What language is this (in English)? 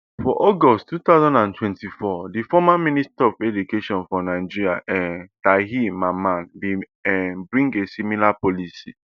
Nigerian Pidgin